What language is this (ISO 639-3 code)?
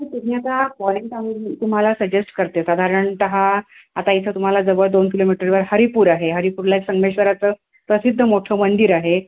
mar